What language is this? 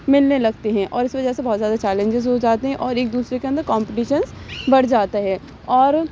Urdu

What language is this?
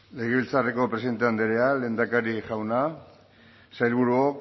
Basque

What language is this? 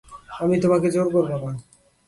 Bangla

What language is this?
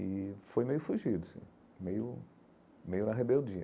Portuguese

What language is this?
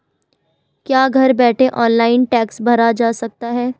Hindi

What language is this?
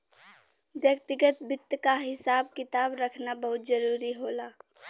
Bhojpuri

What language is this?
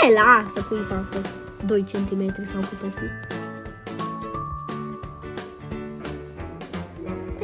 Romanian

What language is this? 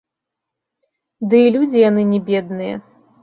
Belarusian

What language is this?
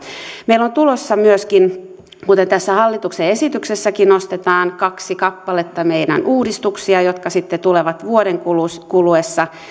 Finnish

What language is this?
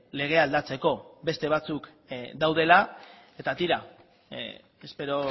Basque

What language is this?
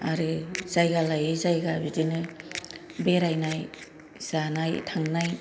Bodo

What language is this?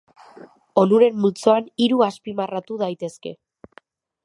Basque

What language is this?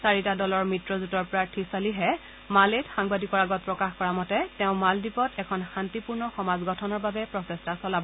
Assamese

